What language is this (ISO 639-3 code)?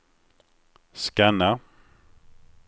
swe